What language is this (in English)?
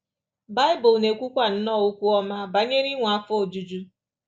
Igbo